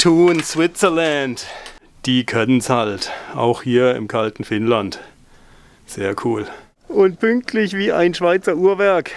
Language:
German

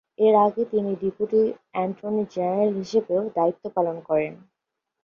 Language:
Bangla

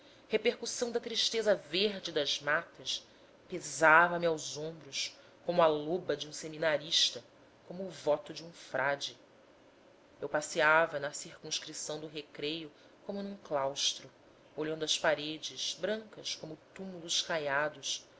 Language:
Portuguese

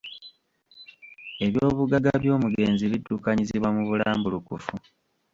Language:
Ganda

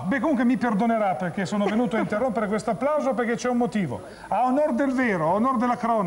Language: Italian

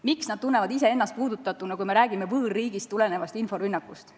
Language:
Estonian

